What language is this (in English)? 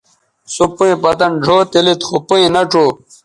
Bateri